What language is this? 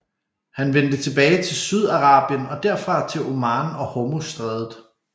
Danish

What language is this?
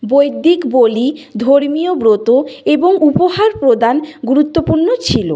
Bangla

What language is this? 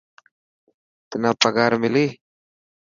Dhatki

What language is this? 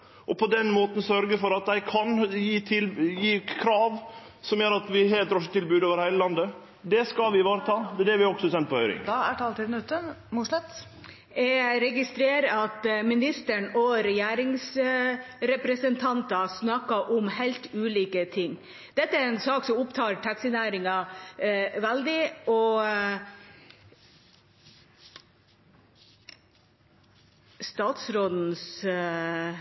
Norwegian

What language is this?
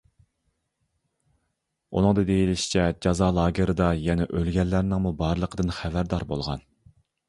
Uyghur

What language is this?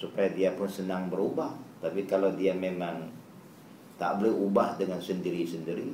Malay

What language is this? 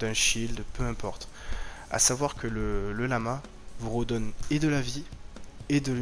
French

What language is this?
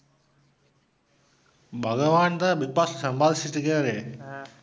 Tamil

